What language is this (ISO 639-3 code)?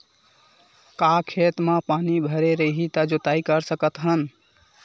hne